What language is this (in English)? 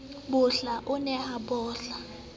Southern Sotho